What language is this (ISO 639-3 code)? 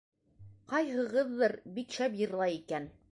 bak